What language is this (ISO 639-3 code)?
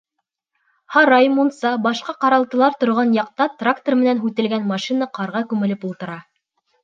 bak